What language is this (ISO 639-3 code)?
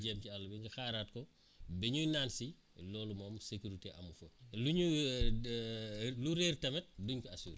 wol